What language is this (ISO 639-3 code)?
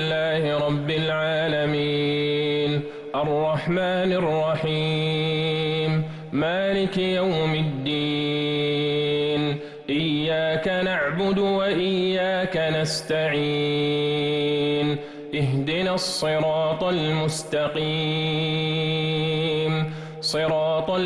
ara